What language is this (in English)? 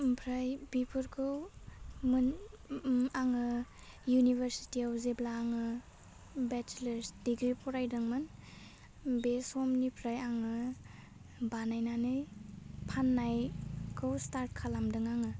Bodo